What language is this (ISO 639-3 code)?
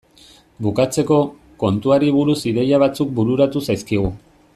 eus